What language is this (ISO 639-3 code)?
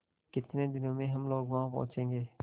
hin